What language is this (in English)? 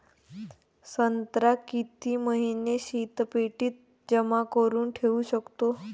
Marathi